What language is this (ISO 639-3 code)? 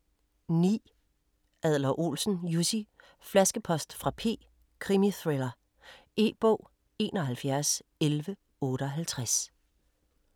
dan